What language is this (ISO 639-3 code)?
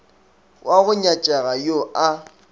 nso